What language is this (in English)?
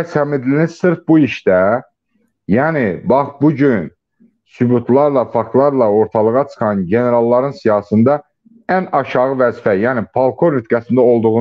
Turkish